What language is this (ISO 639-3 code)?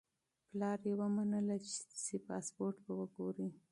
pus